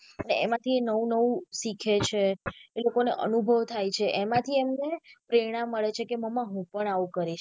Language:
Gujarati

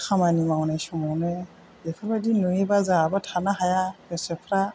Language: Bodo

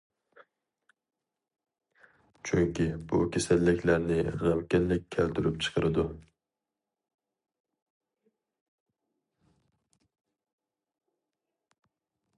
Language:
Uyghur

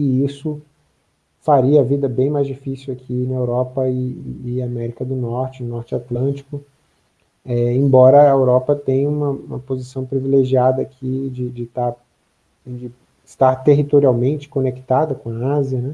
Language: Portuguese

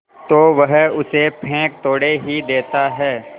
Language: Hindi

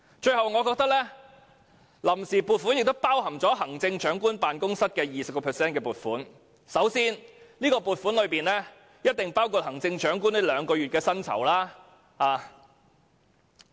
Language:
Cantonese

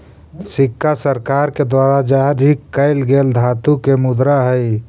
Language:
Magahi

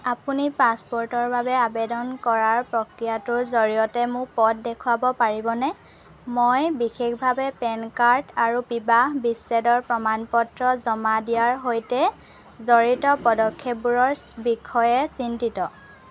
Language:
Assamese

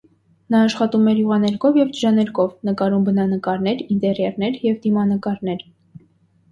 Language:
Armenian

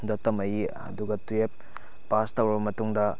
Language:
Manipuri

